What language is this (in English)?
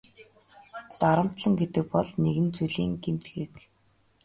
Mongolian